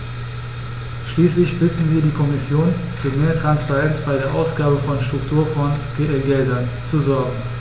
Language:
German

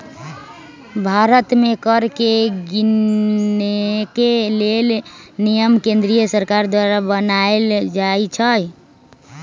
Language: Magahi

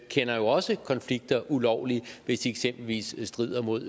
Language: Danish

